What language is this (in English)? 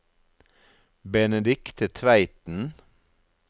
Norwegian